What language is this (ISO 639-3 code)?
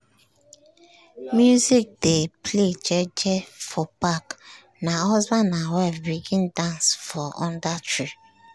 pcm